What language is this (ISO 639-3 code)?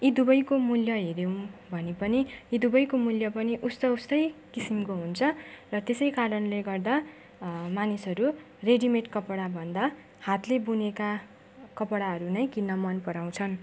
nep